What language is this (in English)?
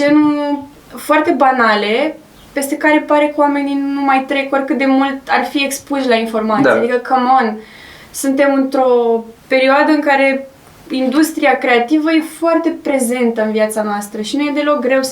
Romanian